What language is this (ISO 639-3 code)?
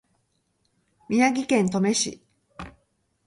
jpn